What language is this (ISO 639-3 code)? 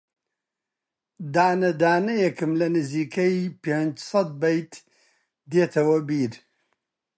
ckb